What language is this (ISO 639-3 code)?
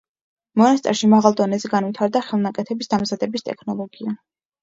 kat